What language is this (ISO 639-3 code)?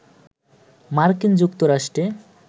ben